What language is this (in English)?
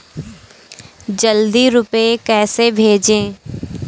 Hindi